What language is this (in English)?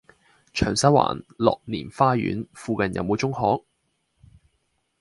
Cantonese